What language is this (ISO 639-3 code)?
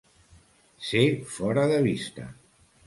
cat